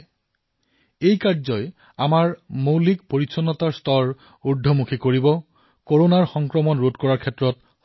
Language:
Assamese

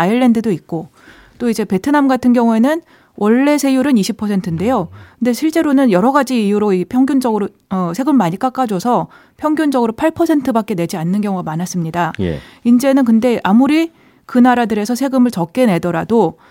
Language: Korean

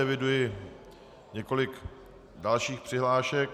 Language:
Czech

